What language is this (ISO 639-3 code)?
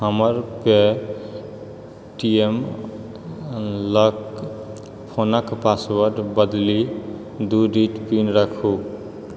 mai